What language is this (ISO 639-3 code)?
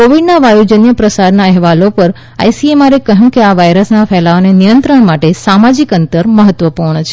guj